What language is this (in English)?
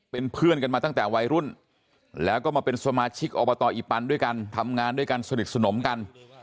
Thai